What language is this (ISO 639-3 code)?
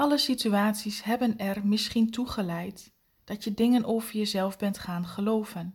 nld